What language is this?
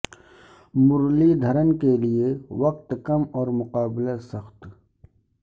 Urdu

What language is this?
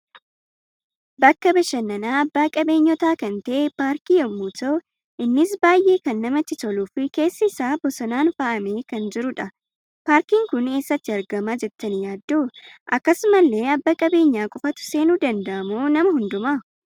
Oromo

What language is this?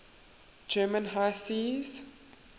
English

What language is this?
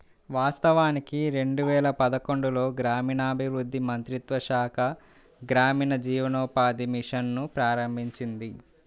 Telugu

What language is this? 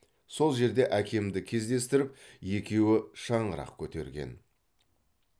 Kazakh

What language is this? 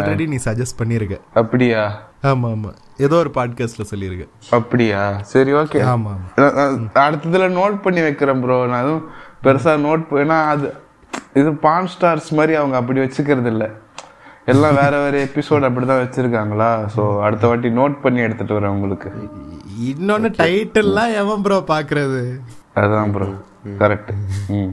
Tamil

